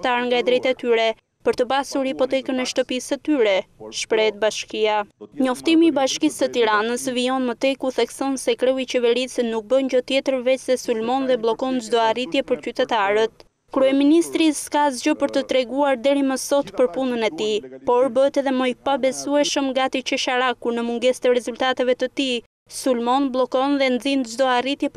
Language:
Romanian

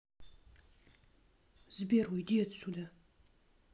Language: Russian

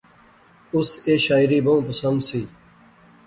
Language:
Pahari-Potwari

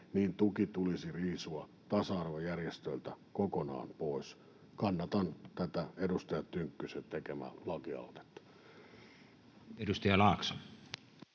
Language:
Finnish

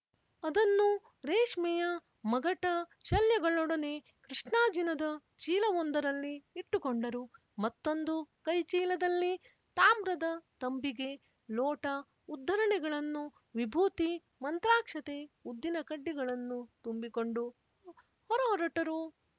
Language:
Kannada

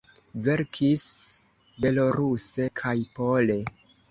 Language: Esperanto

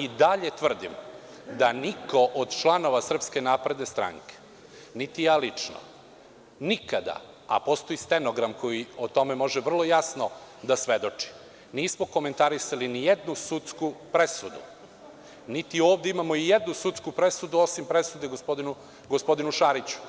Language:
Serbian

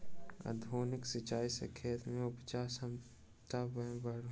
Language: Maithili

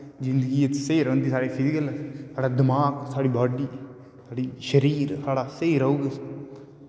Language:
Dogri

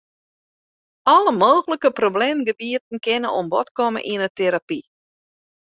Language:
Western Frisian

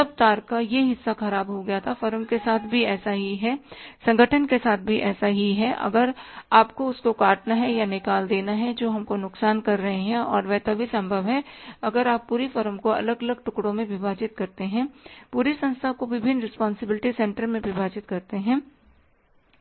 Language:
Hindi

